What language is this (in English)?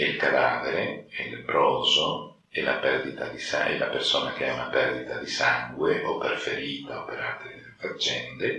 Italian